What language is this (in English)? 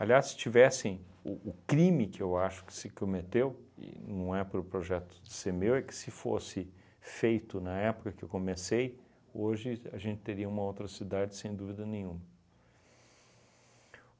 Portuguese